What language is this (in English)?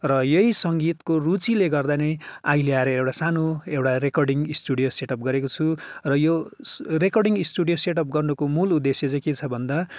Nepali